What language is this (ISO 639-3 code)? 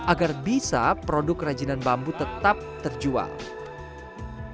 ind